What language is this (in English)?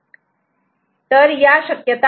Marathi